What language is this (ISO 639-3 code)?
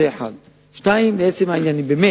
heb